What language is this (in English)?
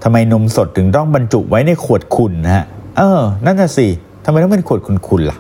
Thai